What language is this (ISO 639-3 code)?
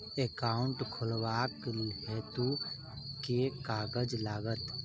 mai